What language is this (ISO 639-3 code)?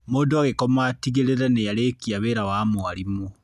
kik